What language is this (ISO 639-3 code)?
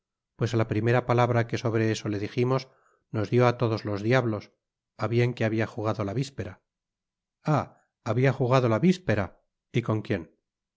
spa